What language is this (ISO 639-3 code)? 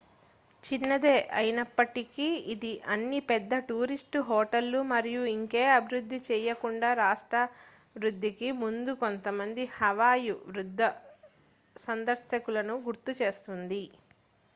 tel